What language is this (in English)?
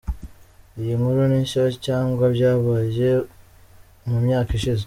Kinyarwanda